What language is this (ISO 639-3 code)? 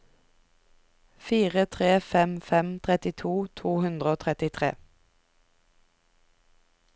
nor